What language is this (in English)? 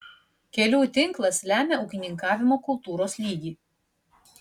Lithuanian